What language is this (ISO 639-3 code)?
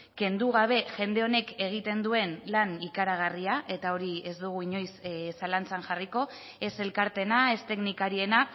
eus